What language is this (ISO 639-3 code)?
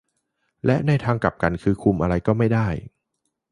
tha